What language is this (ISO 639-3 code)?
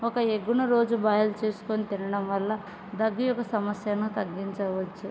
tel